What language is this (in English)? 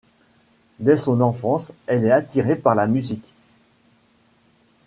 French